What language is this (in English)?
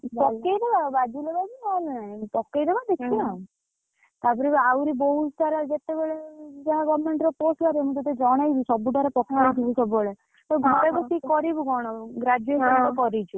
Odia